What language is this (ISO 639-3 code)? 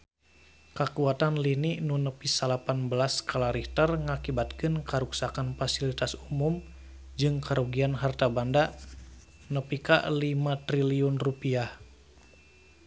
sun